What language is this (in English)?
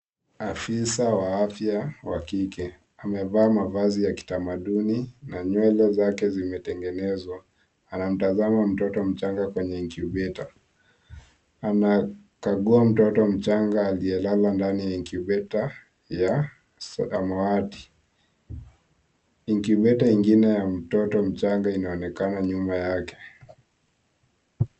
Swahili